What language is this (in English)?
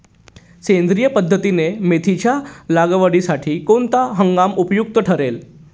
Marathi